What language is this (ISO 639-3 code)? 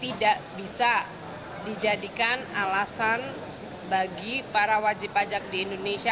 ind